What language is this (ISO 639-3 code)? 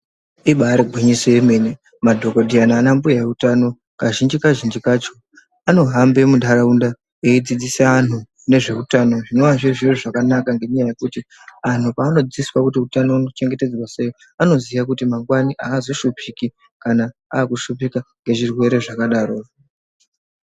ndc